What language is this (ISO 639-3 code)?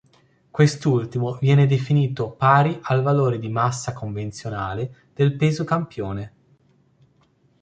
ita